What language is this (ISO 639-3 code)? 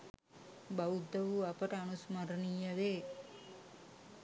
sin